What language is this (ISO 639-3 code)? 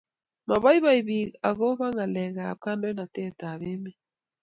kln